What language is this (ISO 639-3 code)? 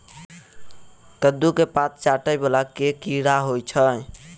mai